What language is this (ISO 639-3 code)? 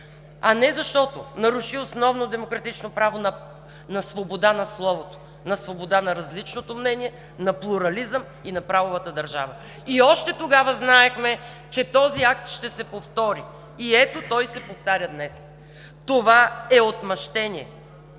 bul